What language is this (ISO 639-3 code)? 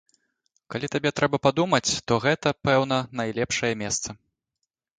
bel